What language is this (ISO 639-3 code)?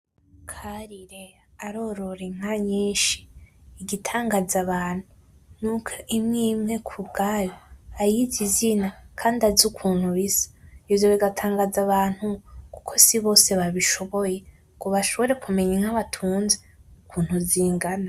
run